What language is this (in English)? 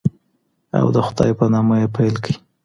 Pashto